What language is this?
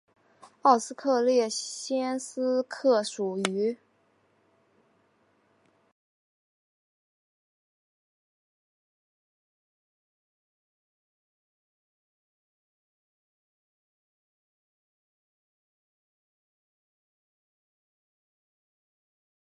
Chinese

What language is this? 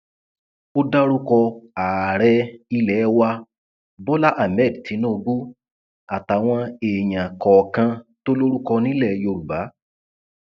Yoruba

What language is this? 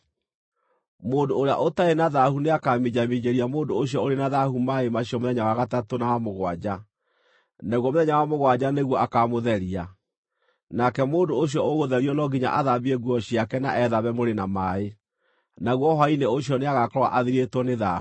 Kikuyu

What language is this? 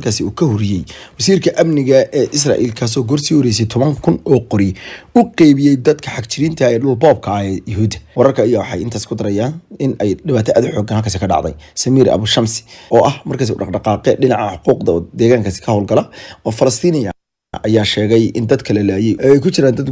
Arabic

